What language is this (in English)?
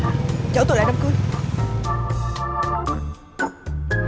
Vietnamese